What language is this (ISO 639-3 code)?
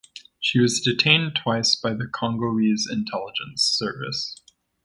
eng